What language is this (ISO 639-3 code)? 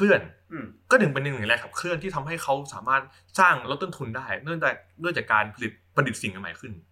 tha